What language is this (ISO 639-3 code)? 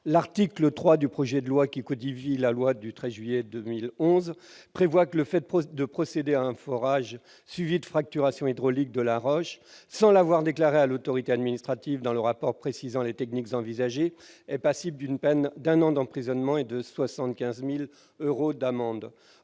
fra